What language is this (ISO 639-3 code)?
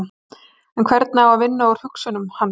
isl